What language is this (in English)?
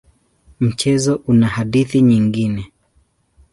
Swahili